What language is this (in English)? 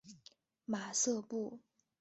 Chinese